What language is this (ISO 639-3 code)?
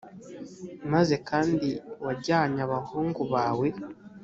kin